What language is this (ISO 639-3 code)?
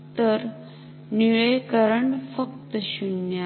mar